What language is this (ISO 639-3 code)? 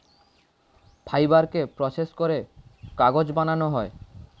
ben